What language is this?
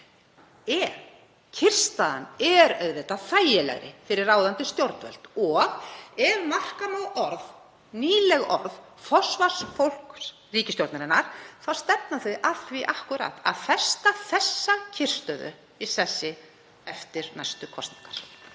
Icelandic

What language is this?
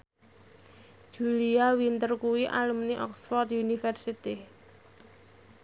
Javanese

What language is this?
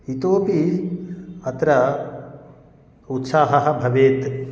Sanskrit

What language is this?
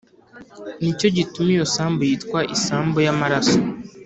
Kinyarwanda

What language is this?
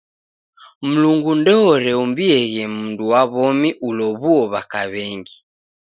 Taita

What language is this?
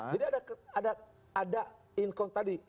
Indonesian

